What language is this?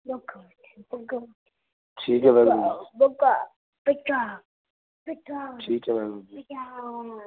Punjabi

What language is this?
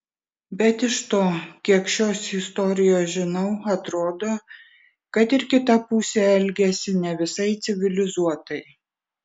Lithuanian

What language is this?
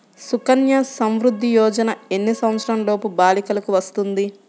Telugu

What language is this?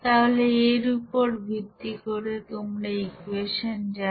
Bangla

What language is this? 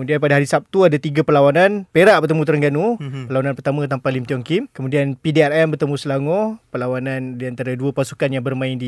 Malay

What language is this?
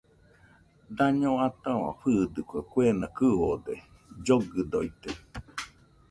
Nüpode Huitoto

